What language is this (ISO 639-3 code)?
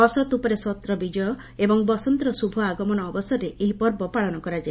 ori